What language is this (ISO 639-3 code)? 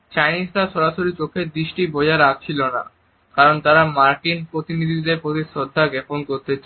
ben